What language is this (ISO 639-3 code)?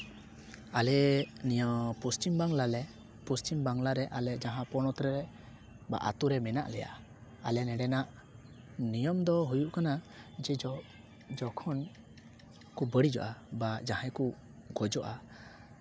sat